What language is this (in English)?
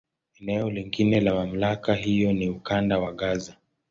Swahili